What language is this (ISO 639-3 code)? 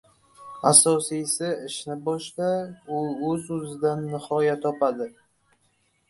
uzb